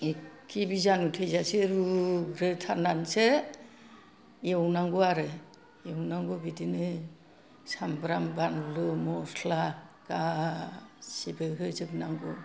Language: Bodo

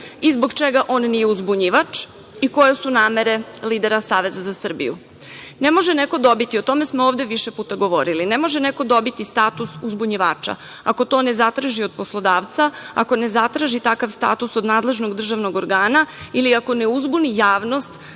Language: Serbian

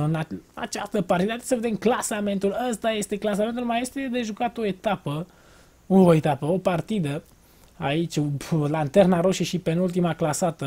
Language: Romanian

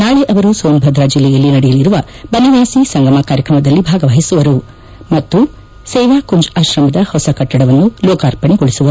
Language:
Kannada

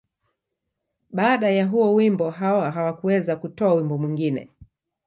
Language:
Swahili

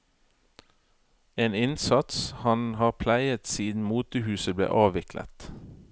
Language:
Norwegian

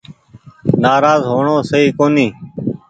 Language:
Goaria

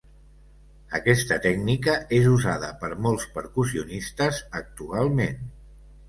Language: Catalan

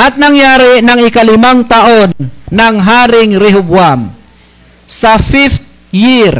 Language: Filipino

